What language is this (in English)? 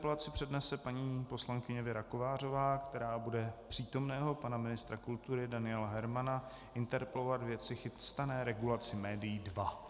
Czech